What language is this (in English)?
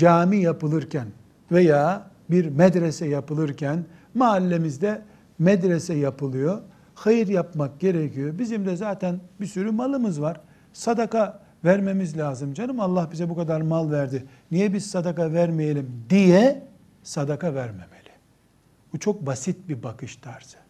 Turkish